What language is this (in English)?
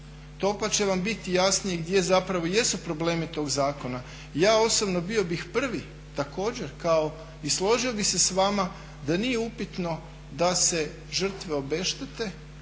Croatian